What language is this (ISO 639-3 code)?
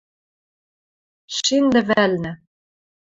mrj